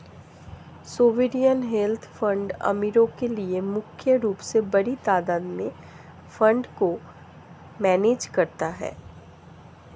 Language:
Hindi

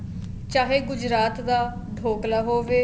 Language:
Punjabi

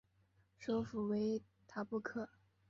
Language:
Chinese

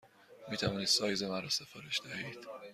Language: Persian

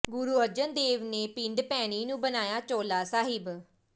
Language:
Punjabi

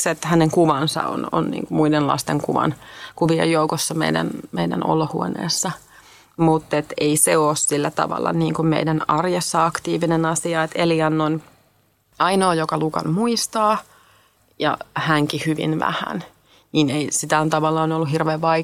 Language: Finnish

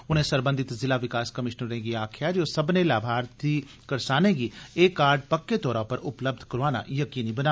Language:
Dogri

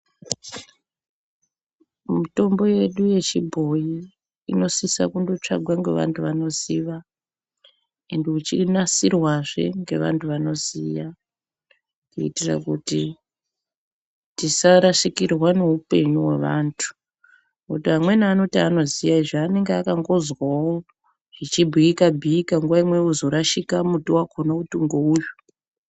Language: Ndau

